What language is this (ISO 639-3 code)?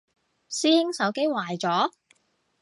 yue